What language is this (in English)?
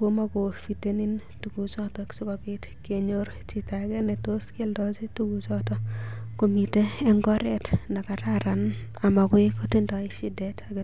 Kalenjin